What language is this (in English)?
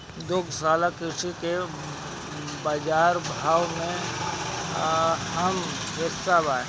Bhojpuri